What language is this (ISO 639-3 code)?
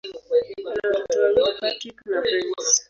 swa